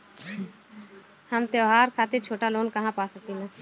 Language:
Bhojpuri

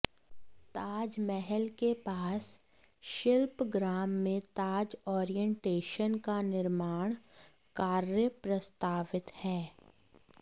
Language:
Hindi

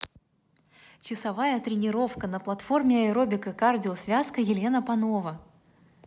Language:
Russian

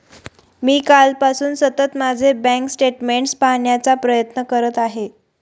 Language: Marathi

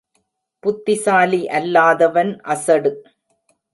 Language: Tamil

